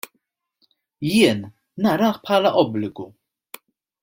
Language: Maltese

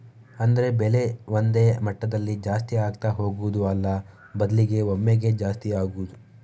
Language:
Kannada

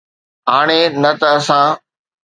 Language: Sindhi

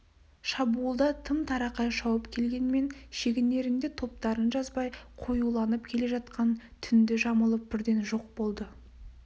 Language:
Kazakh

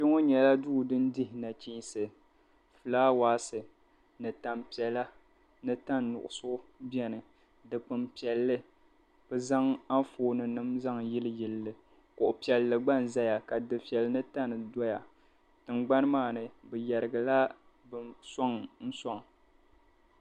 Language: Dagbani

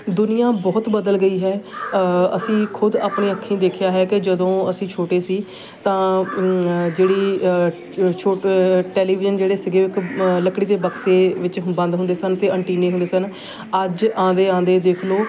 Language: Punjabi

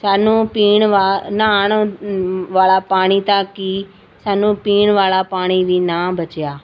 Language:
Punjabi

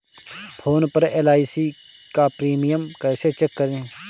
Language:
Hindi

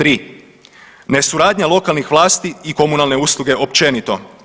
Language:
Croatian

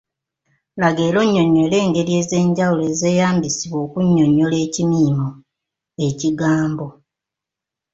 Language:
Ganda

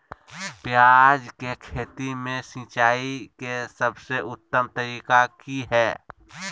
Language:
Magahi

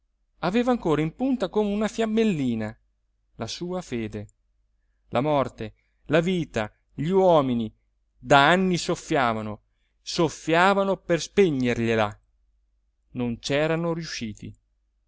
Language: Italian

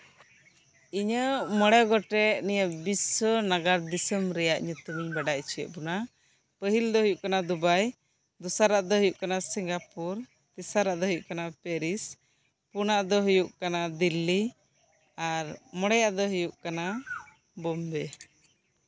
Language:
Santali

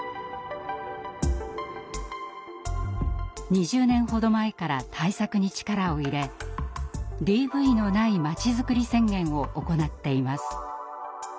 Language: Japanese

